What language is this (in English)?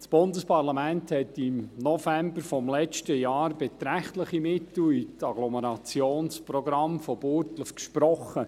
Swiss German